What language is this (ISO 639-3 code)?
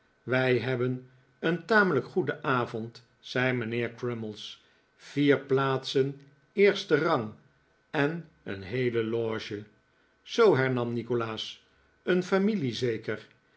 nld